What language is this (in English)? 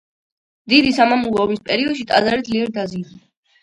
Georgian